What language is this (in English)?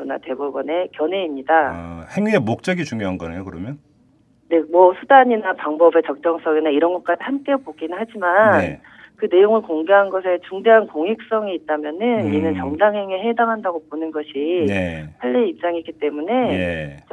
Korean